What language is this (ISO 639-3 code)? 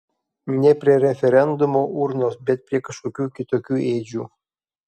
lit